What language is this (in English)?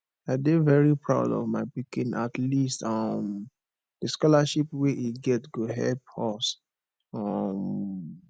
Nigerian Pidgin